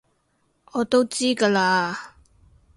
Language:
Cantonese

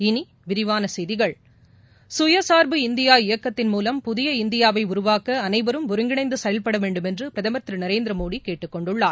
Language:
Tamil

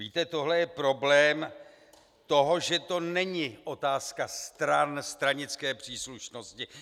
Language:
Czech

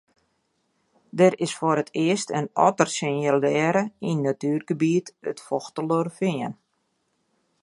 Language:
Western Frisian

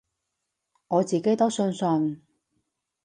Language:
Cantonese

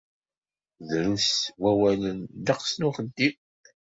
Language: Kabyle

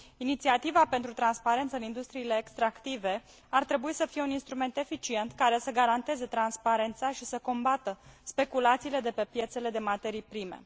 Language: Romanian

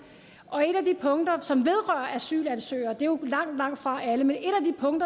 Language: Danish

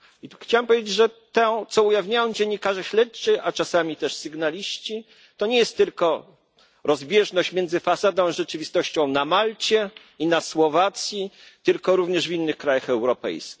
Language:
Polish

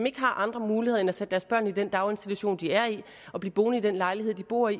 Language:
Danish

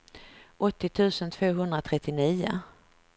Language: Swedish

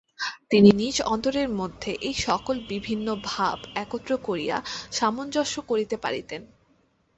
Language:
Bangla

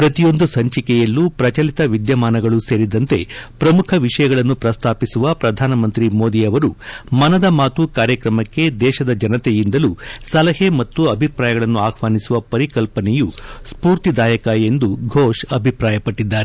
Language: Kannada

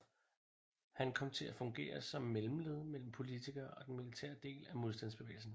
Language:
Danish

